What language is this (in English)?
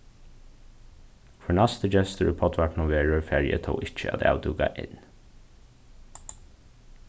Faroese